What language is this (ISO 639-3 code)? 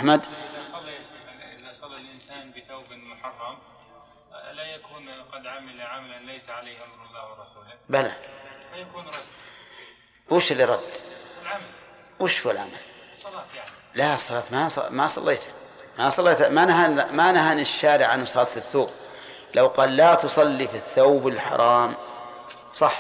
ara